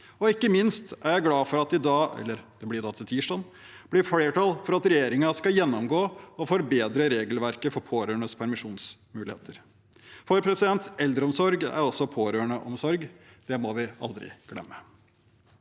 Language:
Norwegian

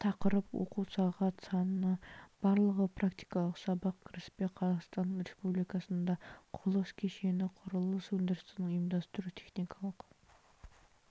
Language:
Kazakh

